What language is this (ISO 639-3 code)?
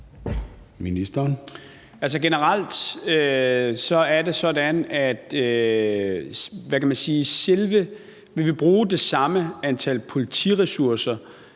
dan